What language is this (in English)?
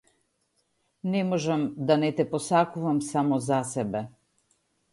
Macedonian